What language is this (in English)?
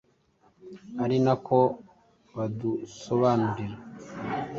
Kinyarwanda